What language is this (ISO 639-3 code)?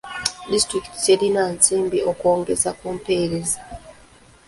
lug